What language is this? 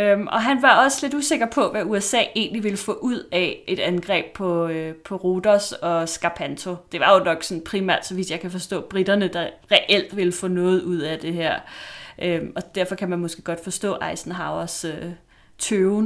Danish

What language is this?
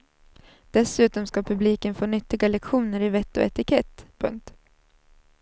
Swedish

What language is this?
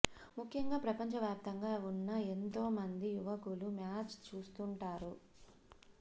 Telugu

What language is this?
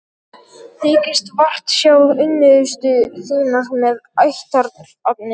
Icelandic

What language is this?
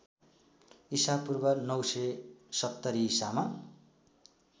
Nepali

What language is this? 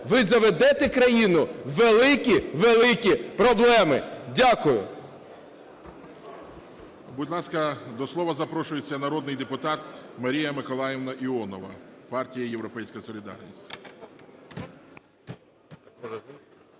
Ukrainian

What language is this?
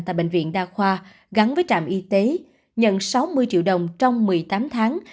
Vietnamese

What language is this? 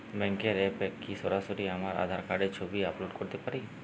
Bangla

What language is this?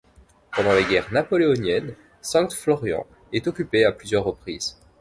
French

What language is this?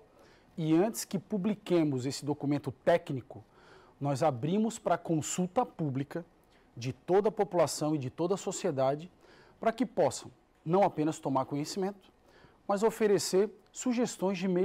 Portuguese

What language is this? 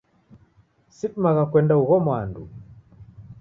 Taita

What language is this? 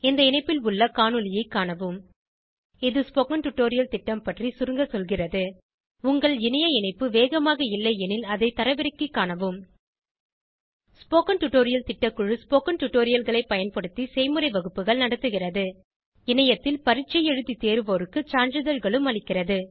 Tamil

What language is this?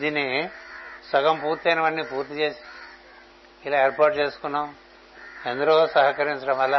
Telugu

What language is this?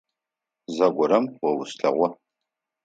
Adyghe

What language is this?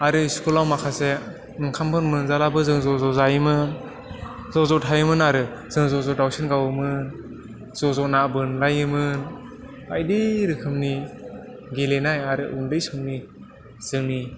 Bodo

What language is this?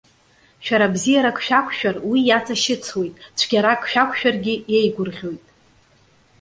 Abkhazian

